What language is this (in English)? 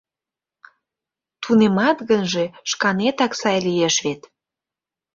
Mari